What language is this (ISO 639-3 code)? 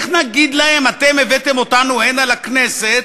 heb